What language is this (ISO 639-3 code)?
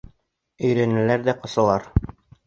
bak